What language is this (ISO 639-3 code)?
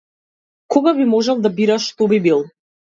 mkd